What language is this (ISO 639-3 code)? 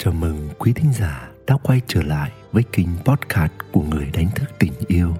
vie